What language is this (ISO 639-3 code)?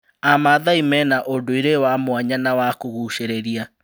kik